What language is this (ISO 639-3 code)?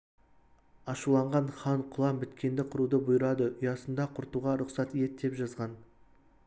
kaz